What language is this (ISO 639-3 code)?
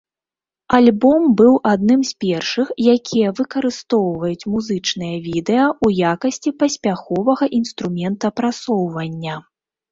bel